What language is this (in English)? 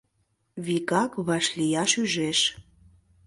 Mari